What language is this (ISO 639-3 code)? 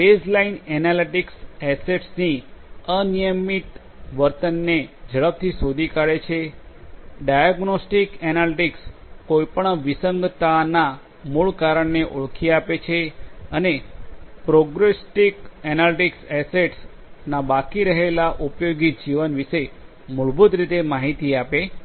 guj